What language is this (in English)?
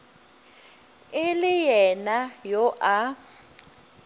Northern Sotho